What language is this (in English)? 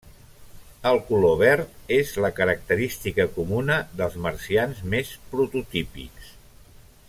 Catalan